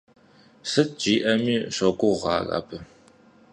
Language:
Kabardian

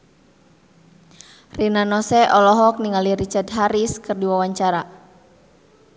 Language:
Sundanese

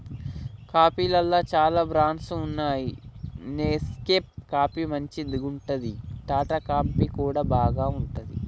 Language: Telugu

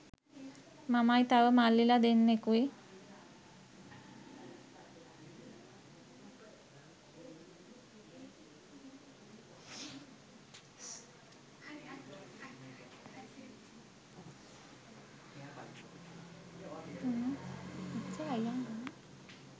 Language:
Sinhala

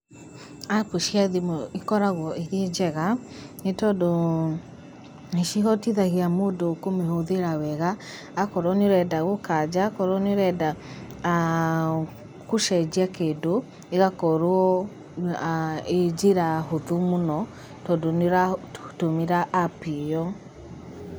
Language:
Kikuyu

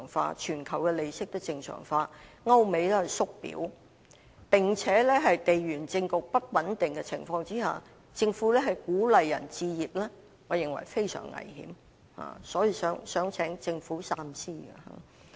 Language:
Cantonese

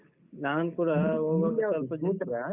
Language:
Kannada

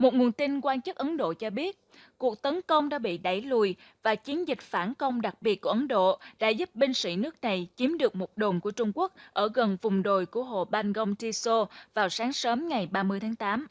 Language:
Vietnamese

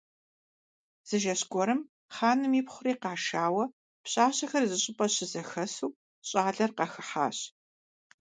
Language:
Kabardian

